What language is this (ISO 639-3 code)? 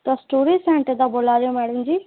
doi